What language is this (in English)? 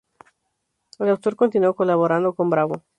Spanish